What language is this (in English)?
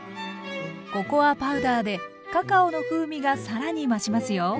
Japanese